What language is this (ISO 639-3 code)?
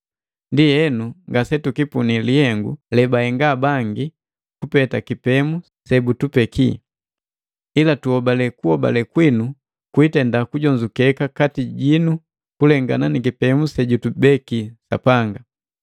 mgv